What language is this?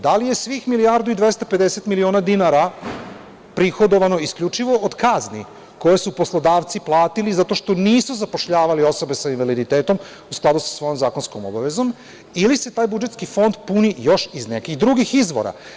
Serbian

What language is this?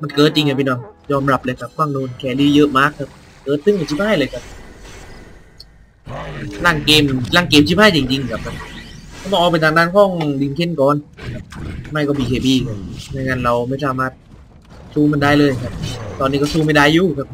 Thai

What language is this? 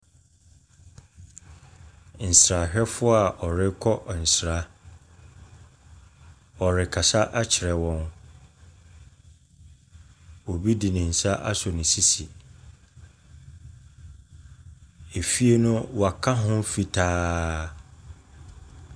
Akan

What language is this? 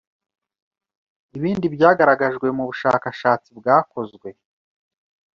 Kinyarwanda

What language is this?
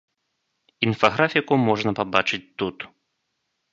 Belarusian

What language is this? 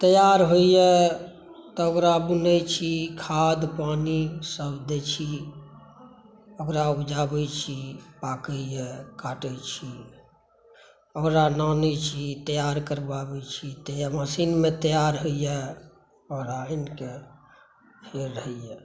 Maithili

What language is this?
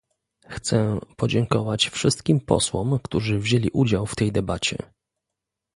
Polish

